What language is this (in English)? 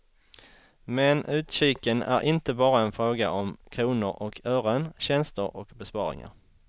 Swedish